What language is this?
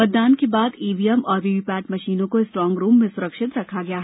Hindi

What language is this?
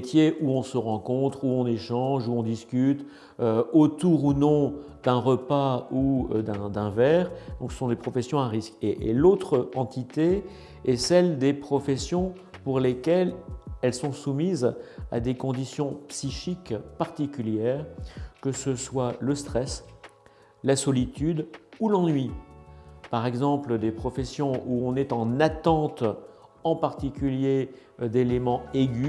French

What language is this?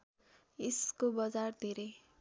Nepali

